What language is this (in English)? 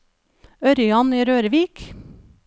Norwegian